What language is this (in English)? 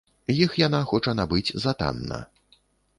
Belarusian